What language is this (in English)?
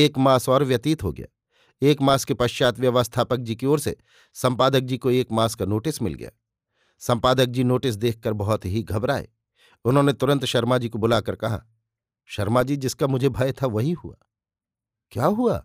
Hindi